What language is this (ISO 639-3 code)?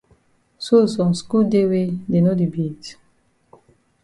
wes